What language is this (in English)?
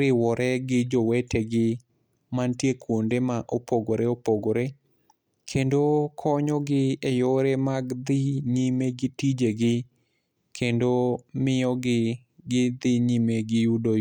Luo (Kenya and Tanzania)